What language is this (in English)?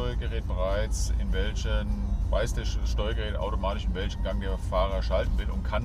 German